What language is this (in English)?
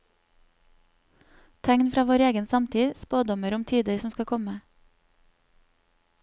Norwegian